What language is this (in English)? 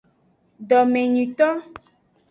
Aja (Benin)